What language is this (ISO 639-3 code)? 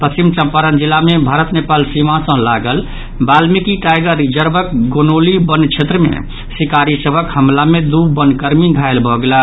mai